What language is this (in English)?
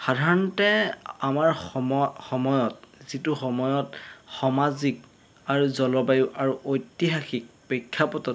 Assamese